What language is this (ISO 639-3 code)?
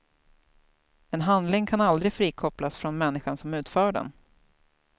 swe